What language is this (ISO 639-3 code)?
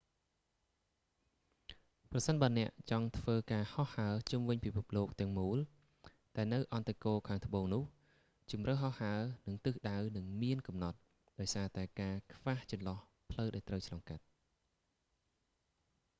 khm